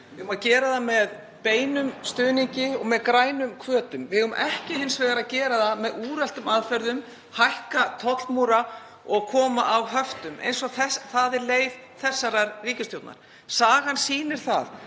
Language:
Icelandic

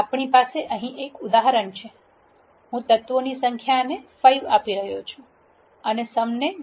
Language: Gujarati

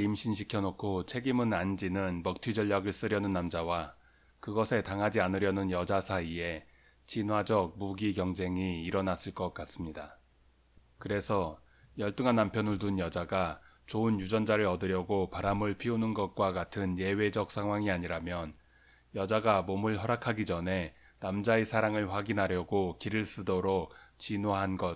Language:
Korean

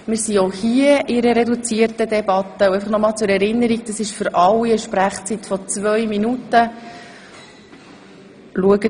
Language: Swiss German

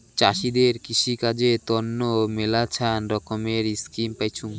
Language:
Bangla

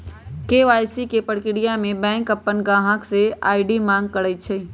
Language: Magahi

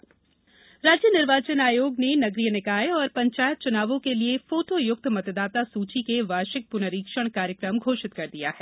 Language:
Hindi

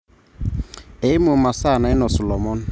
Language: Masai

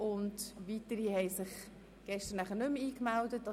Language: Swiss German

